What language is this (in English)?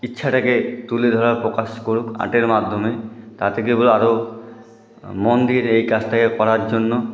Bangla